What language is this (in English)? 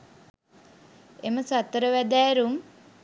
Sinhala